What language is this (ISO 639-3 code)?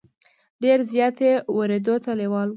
pus